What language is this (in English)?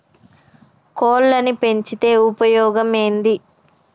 Telugu